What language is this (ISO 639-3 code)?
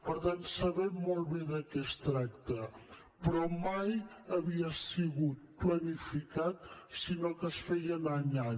cat